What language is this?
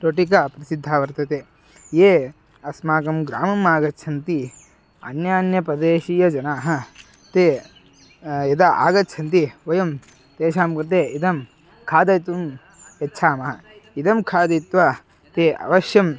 Sanskrit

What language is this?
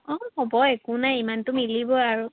Assamese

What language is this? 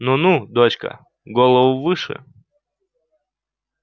Russian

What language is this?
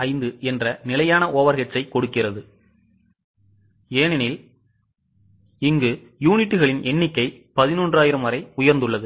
Tamil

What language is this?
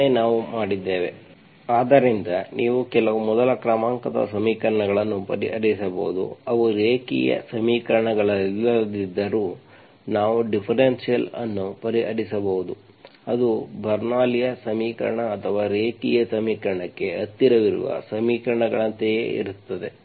Kannada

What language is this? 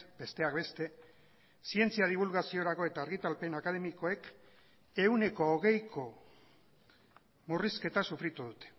Basque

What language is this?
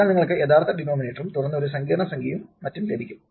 Malayalam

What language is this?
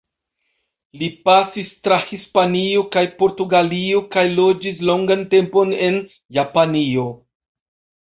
Esperanto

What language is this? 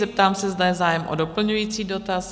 Czech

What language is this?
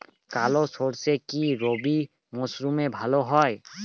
Bangla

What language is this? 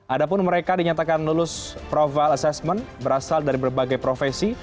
Indonesian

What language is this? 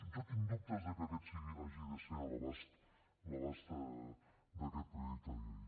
Catalan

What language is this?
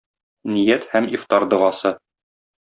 Tatar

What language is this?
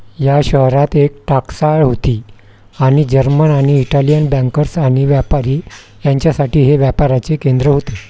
Marathi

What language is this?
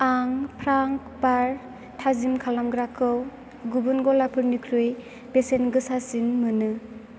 Bodo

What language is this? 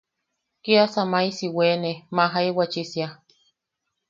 Yaqui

